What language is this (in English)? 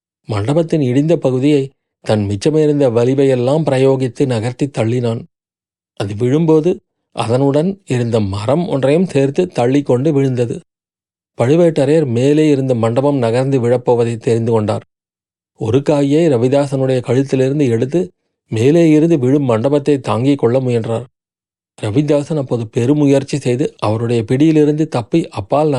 Tamil